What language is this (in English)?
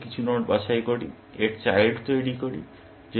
Bangla